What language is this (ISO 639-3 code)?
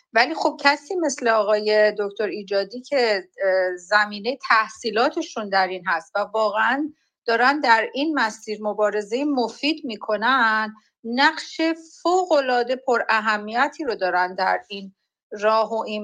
fas